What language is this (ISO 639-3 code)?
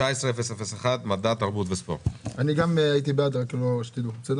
heb